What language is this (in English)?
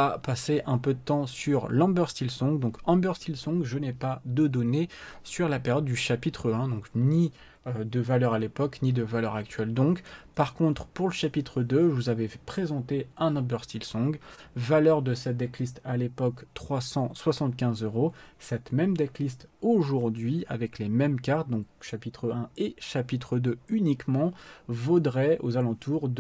French